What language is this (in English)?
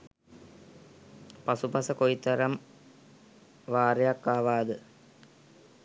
Sinhala